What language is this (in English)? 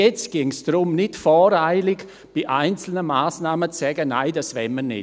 Swiss German